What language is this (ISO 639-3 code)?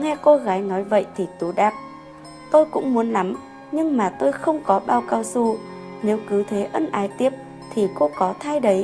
vie